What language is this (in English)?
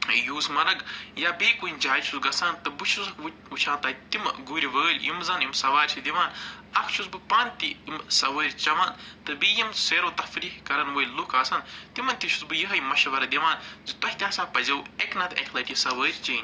Kashmiri